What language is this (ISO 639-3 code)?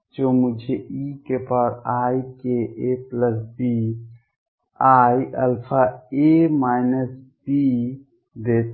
hin